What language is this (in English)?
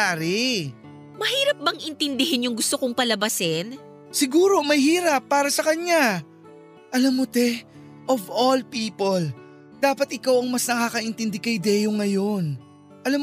Filipino